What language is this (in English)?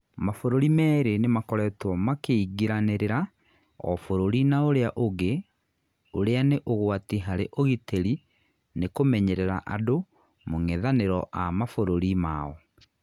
Kikuyu